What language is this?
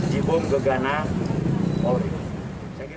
Indonesian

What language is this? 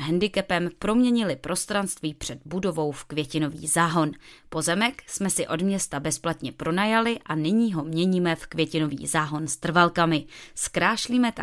Czech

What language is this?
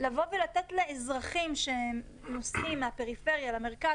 Hebrew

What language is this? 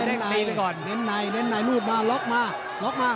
Thai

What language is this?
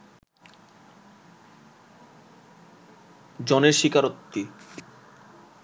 Bangla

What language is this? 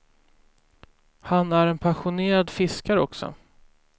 Swedish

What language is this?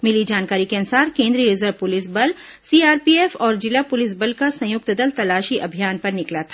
Hindi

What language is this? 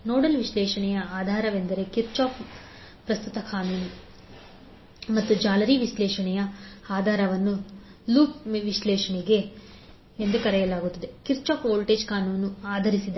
Kannada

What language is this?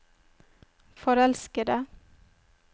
Norwegian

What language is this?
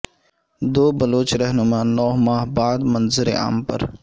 Urdu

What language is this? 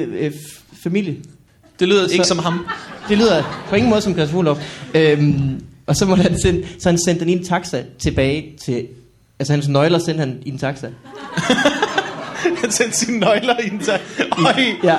Danish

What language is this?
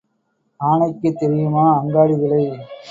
Tamil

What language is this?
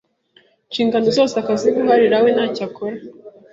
Kinyarwanda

